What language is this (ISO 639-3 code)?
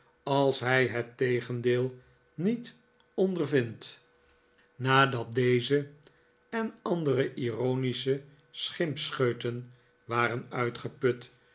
nld